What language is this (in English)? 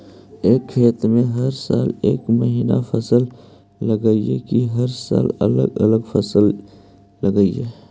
Magahi